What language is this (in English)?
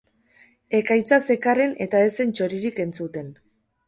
Basque